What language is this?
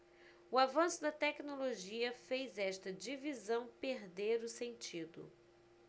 Portuguese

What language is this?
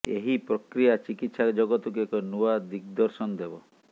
Odia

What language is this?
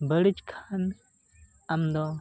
Santali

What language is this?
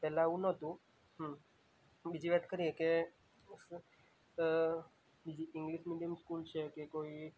Gujarati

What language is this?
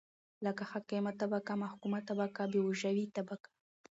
Pashto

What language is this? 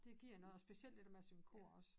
Danish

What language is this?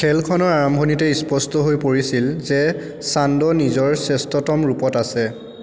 Assamese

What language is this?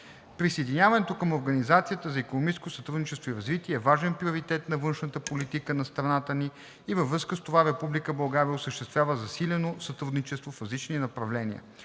Bulgarian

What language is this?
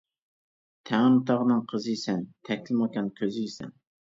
Uyghur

